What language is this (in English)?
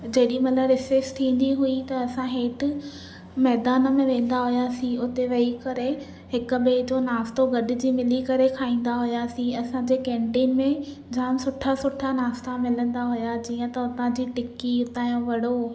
Sindhi